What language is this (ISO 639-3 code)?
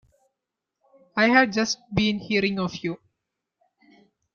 eng